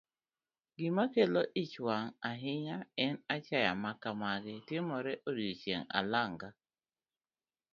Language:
Luo (Kenya and Tanzania)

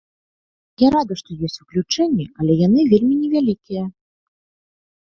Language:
Belarusian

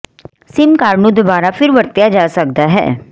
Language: Punjabi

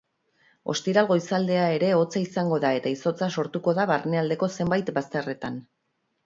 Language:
Basque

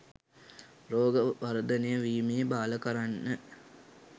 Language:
Sinhala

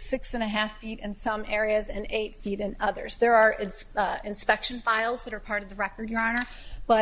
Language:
English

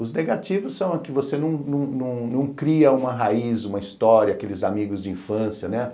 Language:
Portuguese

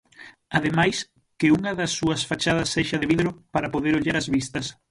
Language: Galician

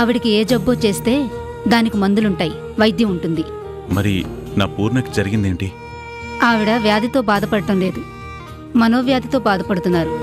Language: Telugu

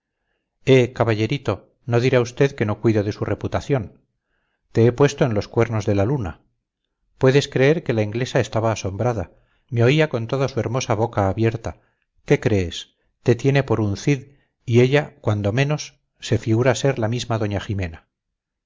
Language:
Spanish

